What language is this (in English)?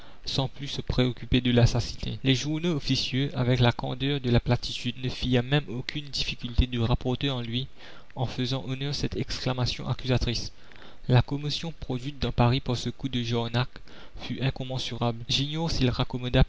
French